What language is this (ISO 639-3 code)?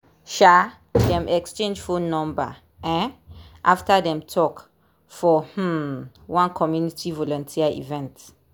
pcm